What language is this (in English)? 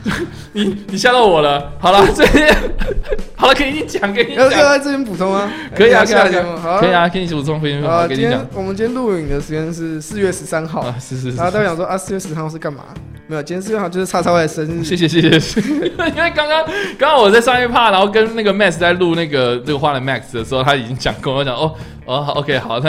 Chinese